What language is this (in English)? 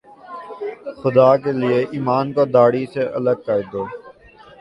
Urdu